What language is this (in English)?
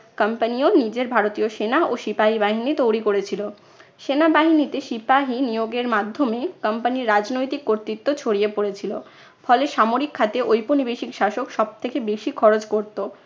Bangla